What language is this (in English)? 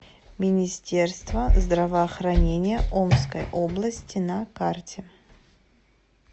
Russian